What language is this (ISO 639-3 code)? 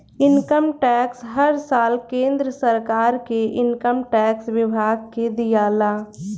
bho